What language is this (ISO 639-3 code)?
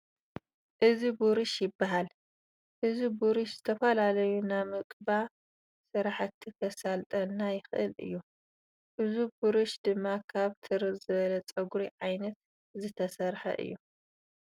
tir